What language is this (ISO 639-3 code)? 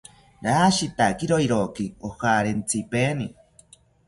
cpy